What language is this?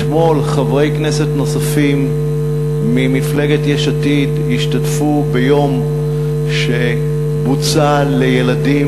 Hebrew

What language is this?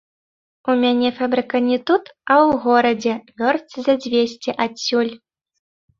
Belarusian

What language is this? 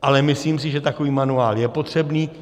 Czech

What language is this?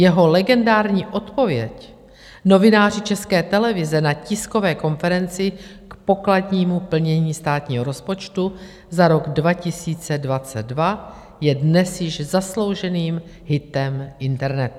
Czech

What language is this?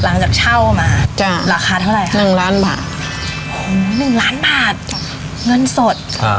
Thai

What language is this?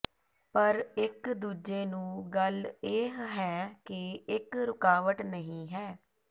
Punjabi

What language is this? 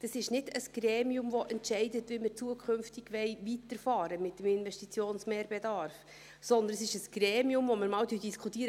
Swiss German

